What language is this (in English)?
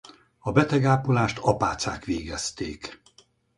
Hungarian